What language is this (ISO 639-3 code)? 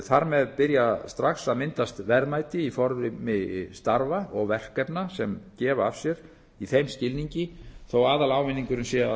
isl